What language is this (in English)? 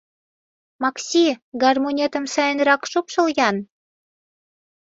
Mari